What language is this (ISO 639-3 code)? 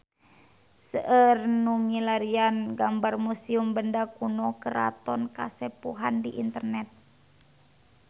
sun